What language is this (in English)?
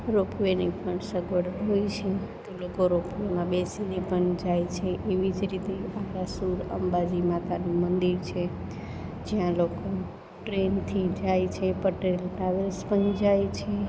Gujarati